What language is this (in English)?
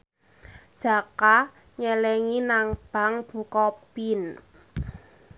Javanese